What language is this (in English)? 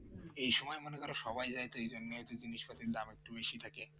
Bangla